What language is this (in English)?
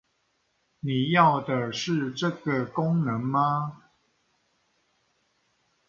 Chinese